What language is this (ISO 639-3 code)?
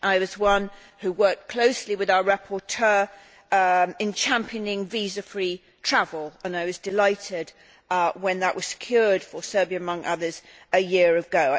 eng